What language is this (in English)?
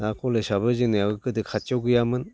Bodo